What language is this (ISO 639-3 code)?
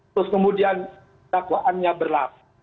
ind